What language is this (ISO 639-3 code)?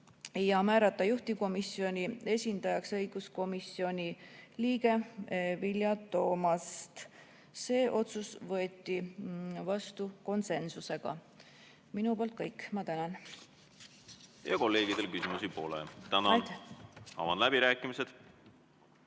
est